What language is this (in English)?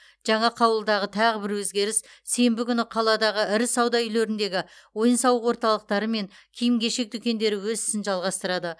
Kazakh